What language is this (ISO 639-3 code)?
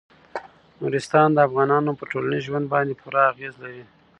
pus